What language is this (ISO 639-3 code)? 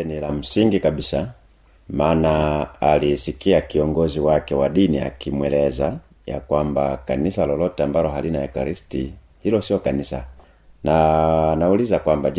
swa